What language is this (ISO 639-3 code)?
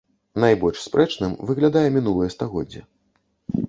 bel